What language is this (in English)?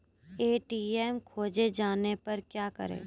Maithili